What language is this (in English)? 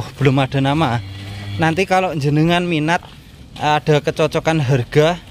Indonesian